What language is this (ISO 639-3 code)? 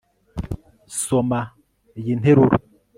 kin